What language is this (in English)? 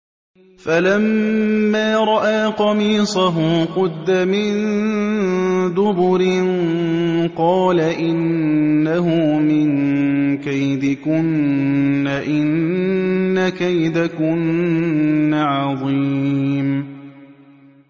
Arabic